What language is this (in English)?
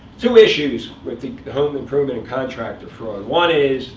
English